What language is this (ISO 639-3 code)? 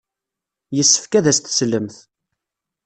kab